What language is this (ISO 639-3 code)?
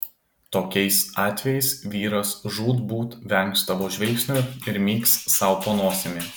lit